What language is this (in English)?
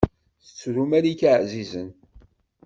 Kabyle